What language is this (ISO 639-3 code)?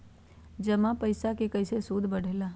mag